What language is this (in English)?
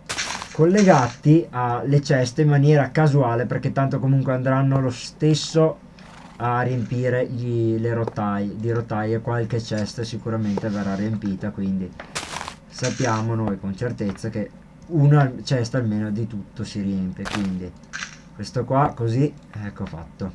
Italian